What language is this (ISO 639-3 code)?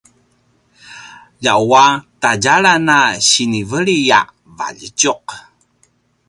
pwn